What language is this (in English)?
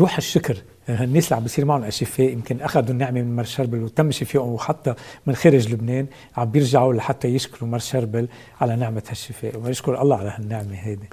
Arabic